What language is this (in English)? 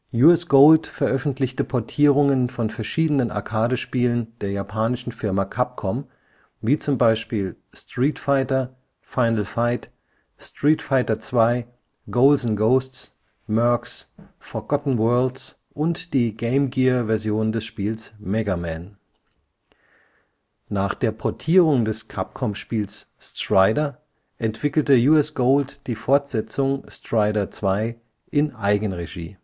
German